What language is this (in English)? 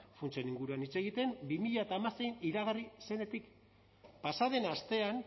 Basque